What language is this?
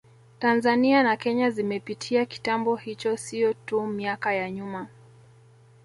Swahili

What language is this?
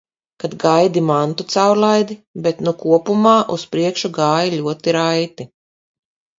Latvian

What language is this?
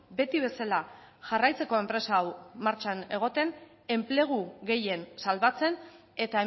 Basque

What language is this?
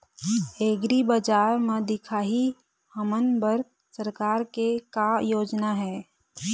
Chhattisgarhi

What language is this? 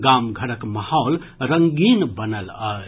Maithili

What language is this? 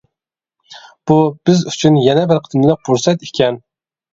Uyghur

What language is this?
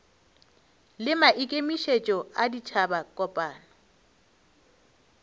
Northern Sotho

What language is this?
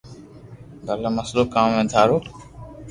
Loarki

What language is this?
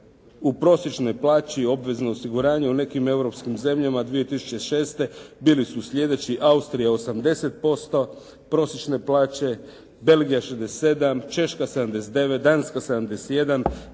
Croatian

